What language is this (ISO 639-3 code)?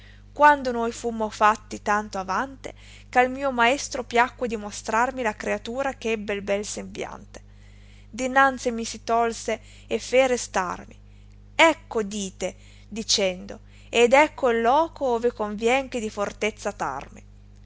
ita